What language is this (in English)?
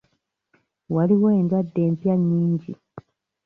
Ganda